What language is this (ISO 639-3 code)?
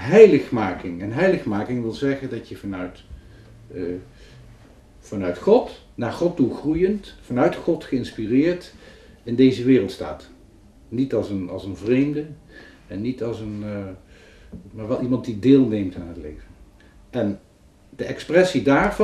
nld